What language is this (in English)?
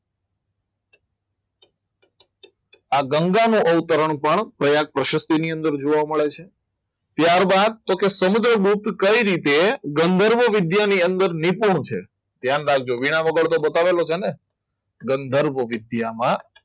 Gujarati